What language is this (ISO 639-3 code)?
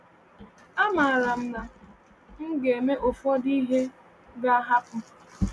ibo